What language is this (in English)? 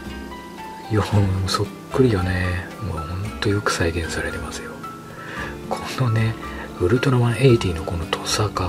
Japanese